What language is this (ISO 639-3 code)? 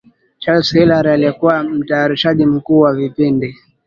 swa